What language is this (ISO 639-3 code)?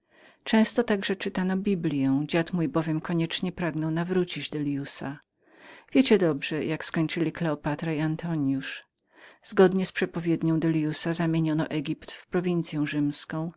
pol